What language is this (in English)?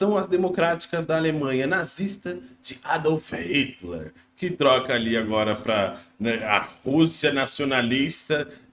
Portuguese